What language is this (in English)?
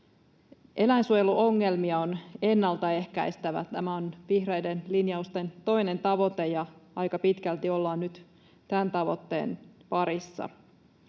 Finnish